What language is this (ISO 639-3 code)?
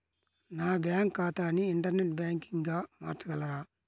tel